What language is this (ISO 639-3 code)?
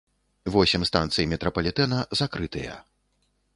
bel